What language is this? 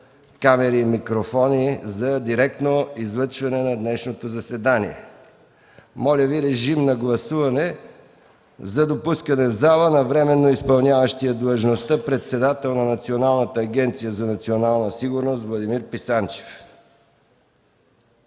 Bulgarian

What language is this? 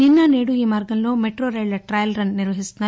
Telugu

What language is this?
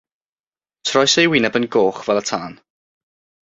Welsh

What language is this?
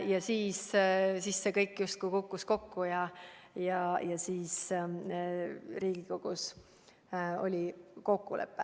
Estonian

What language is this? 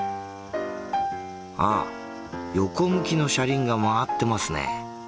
Japanese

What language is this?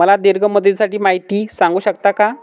Marathi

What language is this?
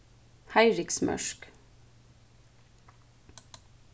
Faroese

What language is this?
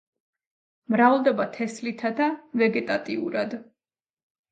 Georgian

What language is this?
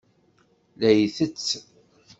Kabyle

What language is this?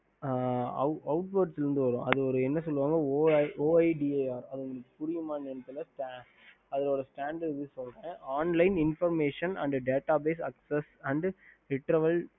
Tamil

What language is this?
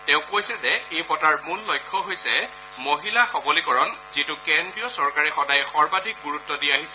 Assamese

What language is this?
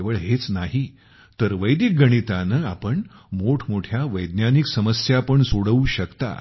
Marathi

